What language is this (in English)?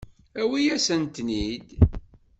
Kabyle